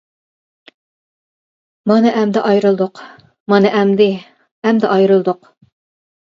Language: Uyghur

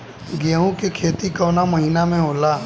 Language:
Bhojpuri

